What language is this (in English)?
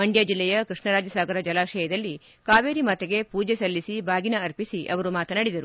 Kannada